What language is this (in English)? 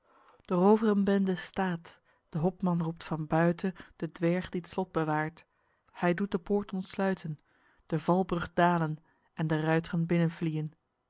Dutch